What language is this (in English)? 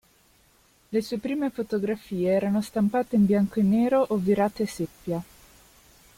Italian